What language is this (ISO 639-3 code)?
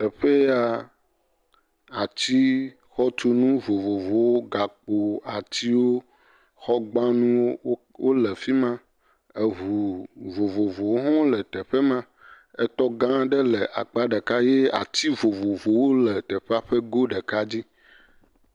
ewe